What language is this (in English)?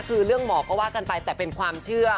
Thai